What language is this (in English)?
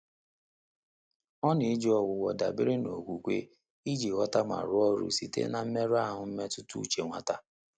Igbo